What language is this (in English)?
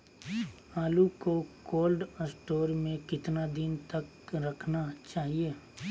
Magahi